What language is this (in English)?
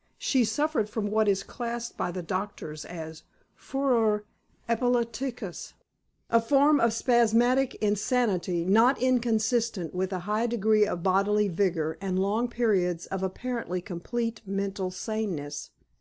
English